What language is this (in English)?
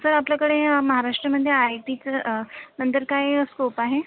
Marathi